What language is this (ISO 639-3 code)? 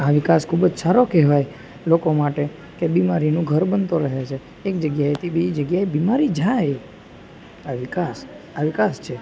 guj